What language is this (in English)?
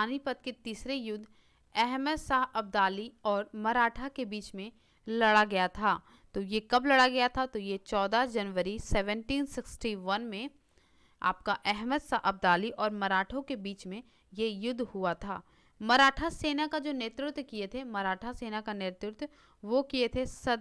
Hindi